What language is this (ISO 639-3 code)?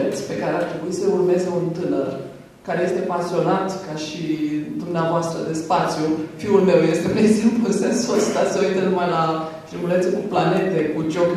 ron